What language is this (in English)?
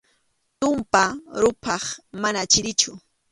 Arequipa-La Unión Quechua